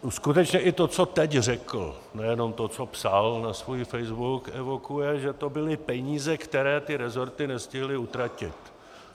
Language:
Czech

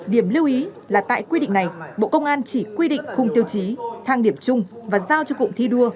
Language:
Vietnamese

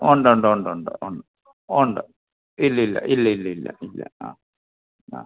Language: Malayalam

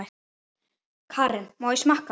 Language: Icelandic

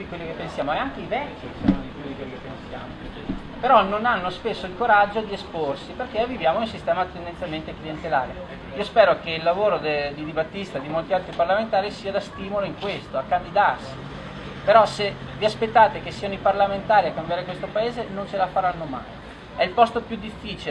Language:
Italian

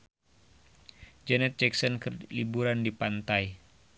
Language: Sundanese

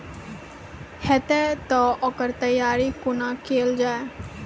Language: Maithili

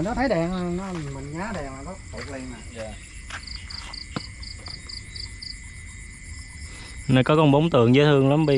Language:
Vietnamese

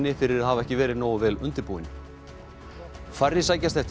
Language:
Icelandic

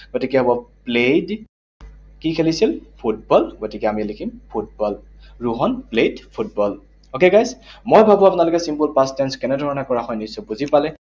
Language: Assamese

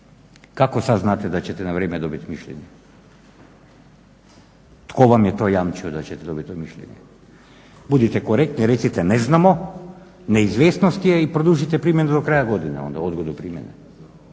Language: Croatian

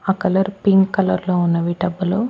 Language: Telugu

